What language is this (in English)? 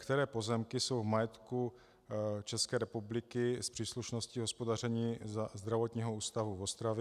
Czech